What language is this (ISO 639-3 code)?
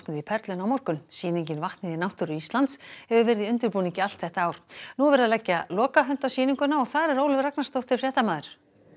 isl